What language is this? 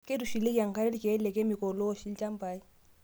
Masai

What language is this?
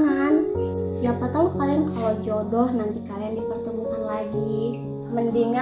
Indonesian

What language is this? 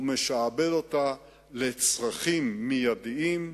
Hebrew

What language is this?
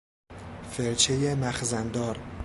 Persian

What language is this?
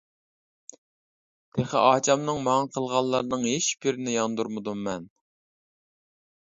Uyghur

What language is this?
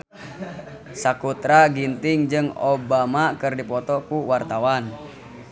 Sundanese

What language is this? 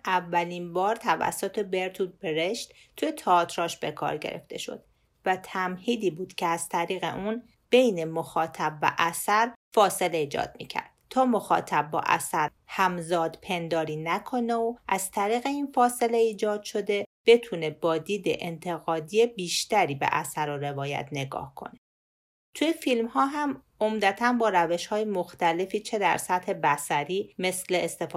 Persian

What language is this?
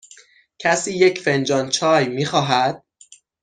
Persian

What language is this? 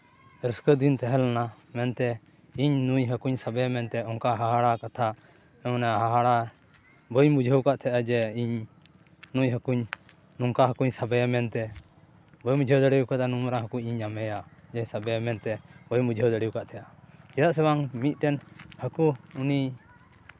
Santali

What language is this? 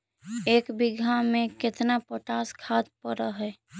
Magahi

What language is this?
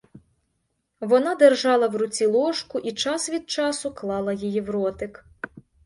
Ukrainian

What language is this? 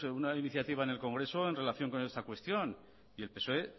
Spanish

